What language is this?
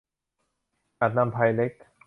Thai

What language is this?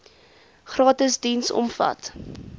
Afrikaans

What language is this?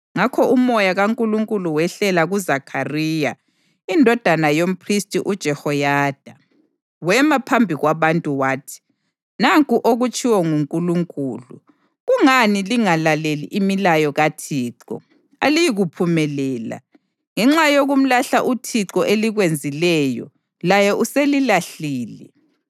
North Ndebele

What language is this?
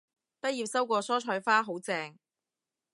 Cantonese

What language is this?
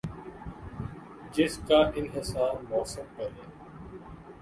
Urdu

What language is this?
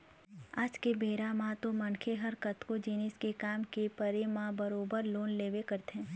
Chhattisgarhi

